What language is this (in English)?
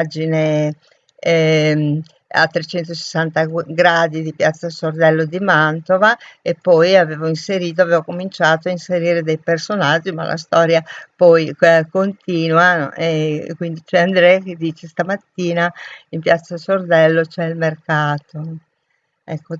Italian